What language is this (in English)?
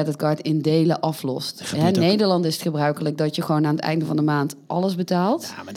Dutch